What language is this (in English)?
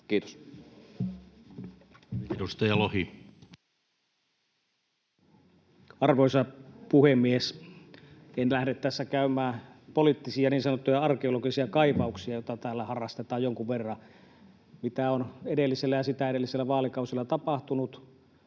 Finnish